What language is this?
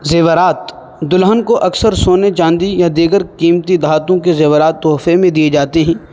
Urdu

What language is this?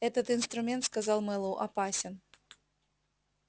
Russian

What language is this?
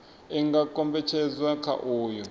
Venda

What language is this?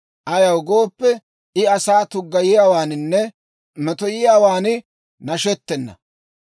Dawro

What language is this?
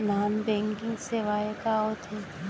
Chhattisgarhi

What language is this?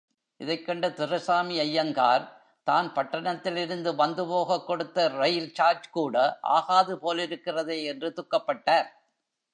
Tamil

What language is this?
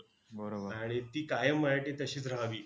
Marathi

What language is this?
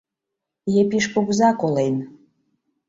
Mari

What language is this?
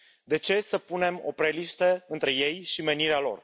Romanian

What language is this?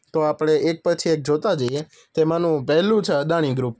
Gujarati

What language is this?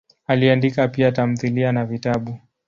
Swahili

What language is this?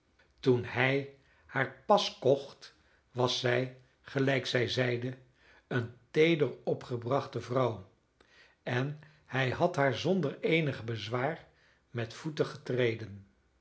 Dutch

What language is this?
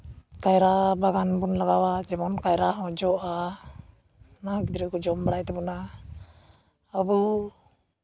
Santali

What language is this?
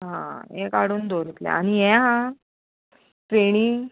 Konkani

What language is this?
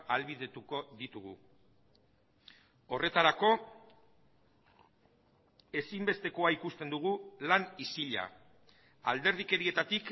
Basque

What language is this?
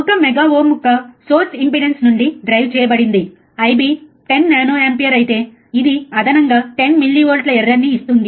Telugu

